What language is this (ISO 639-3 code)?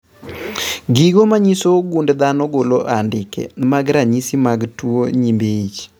luo